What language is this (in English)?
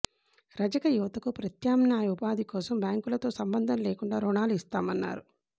Telugu